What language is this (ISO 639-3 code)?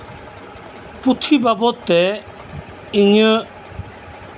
sat